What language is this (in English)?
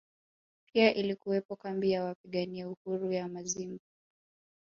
Swahili